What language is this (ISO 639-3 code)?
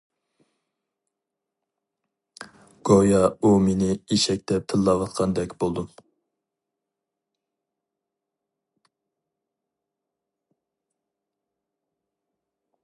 uig